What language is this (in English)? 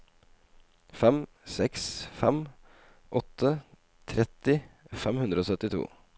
Norwegian